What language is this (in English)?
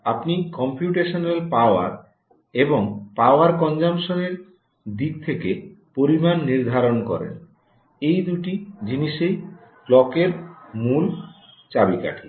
Bangla